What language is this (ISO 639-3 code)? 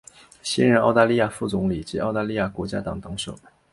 zho